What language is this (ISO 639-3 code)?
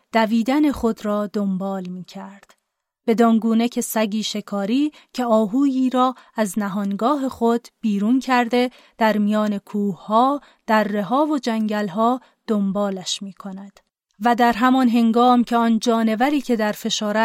fas